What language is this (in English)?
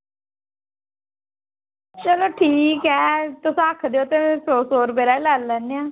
Dogri